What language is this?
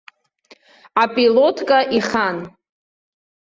Abkhazian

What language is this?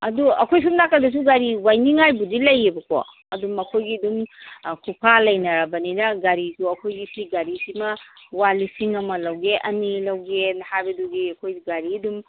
Manipuri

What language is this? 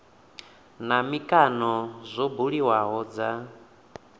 Venda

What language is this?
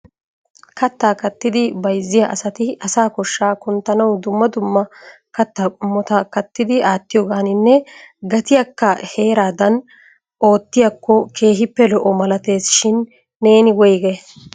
Wolaytta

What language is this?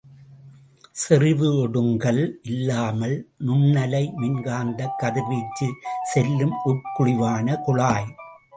Tamil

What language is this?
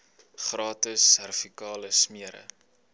Afrikaans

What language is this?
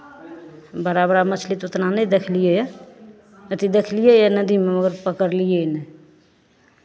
Maithili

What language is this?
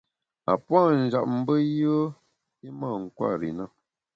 Bamun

